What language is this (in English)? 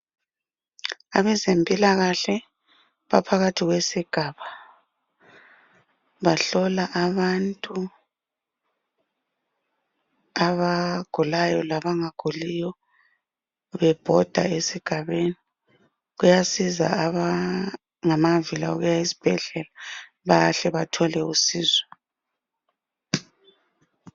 North Ndebele